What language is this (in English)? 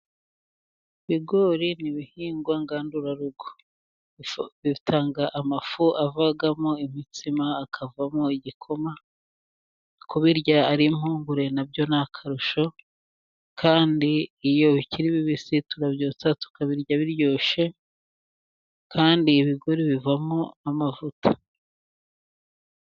Kinyarwanda